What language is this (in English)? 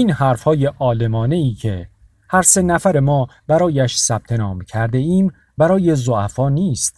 Persian